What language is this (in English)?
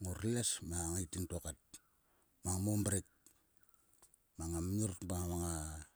Sulka